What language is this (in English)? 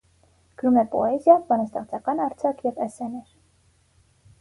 Armenian